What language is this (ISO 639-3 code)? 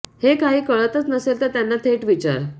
mar